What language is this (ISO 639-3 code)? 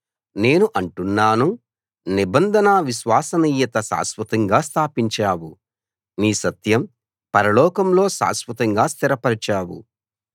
tel